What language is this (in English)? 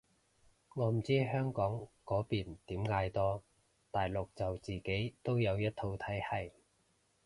Cantonese